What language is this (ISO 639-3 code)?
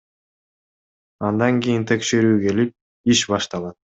kir